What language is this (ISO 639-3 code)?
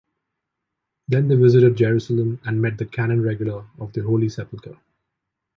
eng